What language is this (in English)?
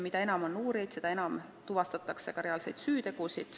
Estonian